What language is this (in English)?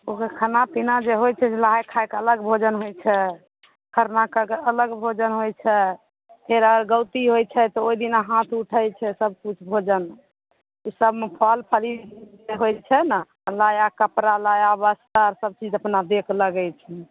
Maithili